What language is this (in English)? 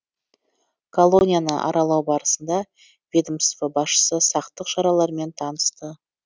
Kazakh